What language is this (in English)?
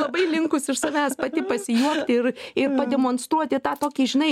Lithuanian